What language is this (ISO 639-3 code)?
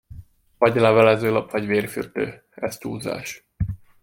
hun